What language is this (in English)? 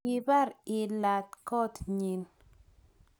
Kalenjin